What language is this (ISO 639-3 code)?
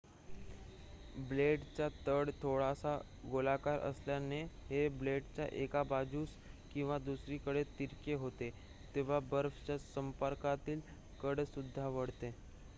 mar